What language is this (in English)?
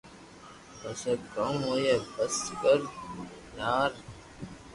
Loarki